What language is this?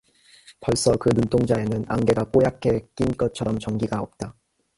Korean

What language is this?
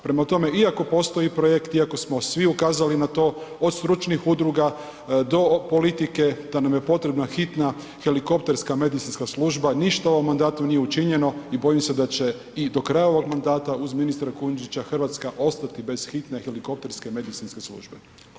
Croatian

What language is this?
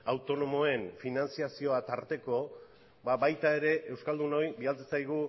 Basque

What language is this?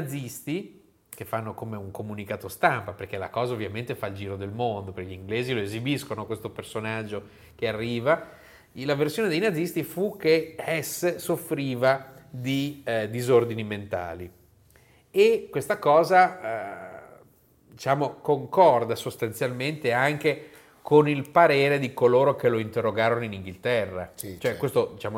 Italian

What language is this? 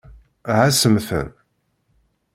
Kabyle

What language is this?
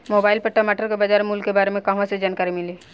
Bhojpuri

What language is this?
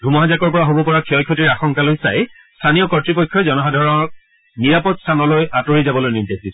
Assamese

